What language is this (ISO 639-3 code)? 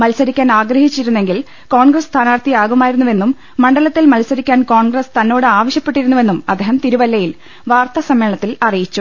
mal